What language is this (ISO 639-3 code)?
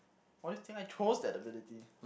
eng